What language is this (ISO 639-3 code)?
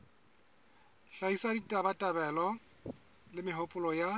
sot